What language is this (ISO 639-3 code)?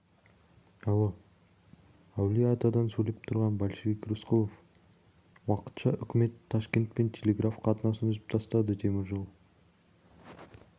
kaz